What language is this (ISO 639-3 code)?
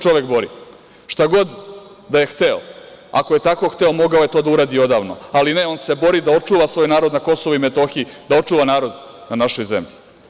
srp